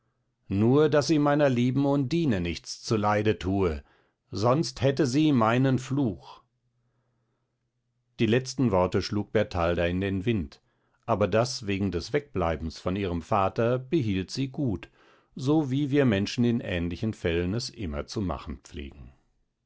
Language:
German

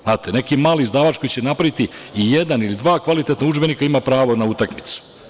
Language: Serbian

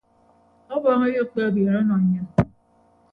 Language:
Ibibio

